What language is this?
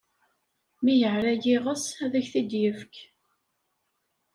Kabyle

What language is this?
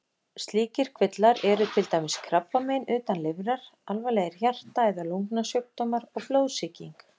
Icelandic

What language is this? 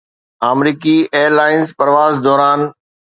Sindhi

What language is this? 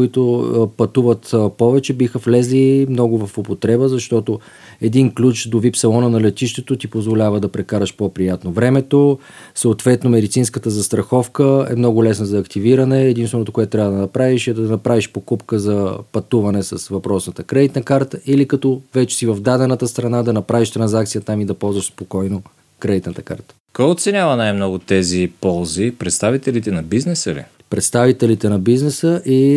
Bulgarian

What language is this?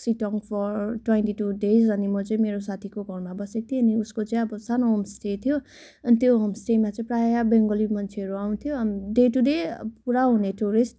Nepali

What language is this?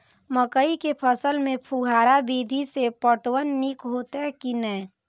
Maithili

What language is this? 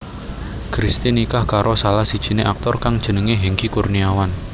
Javanese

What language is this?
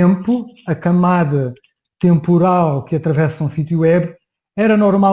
Portuguese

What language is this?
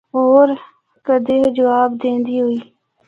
Northern Hindko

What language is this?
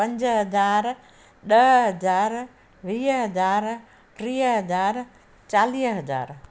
Sindhi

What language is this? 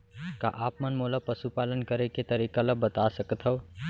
Chhattisgarhi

